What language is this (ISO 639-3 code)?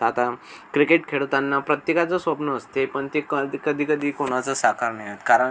mar